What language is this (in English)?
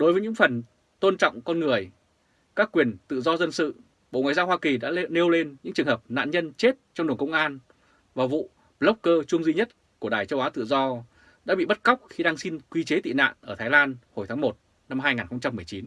Vietnamese